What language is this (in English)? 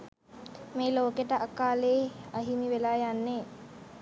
Sinhala